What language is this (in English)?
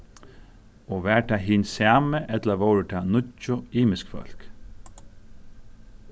Faroese